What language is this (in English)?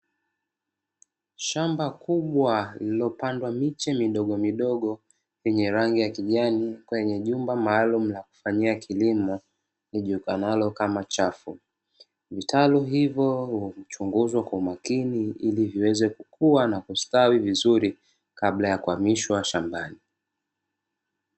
Swahili